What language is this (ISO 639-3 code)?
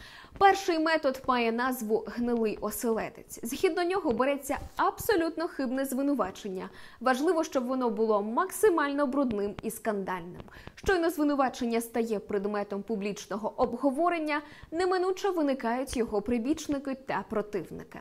ukr